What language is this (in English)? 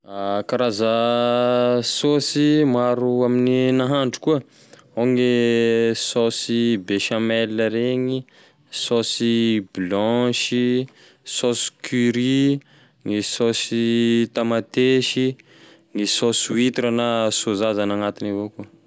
Tesaka Malagasy